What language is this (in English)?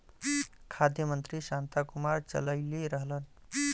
Bhojpuri